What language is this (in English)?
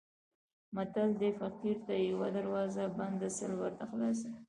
Pashto